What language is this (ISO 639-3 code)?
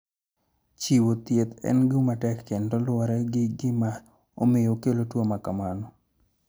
luo